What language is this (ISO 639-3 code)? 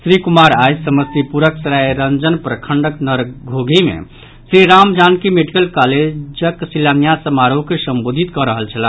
mai